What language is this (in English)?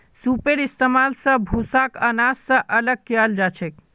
Magahi